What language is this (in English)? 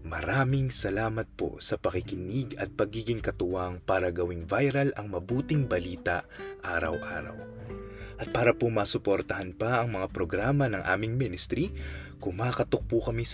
Filipino